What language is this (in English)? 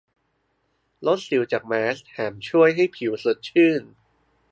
Thai